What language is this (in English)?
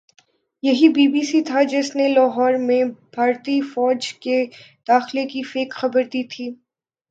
Urdu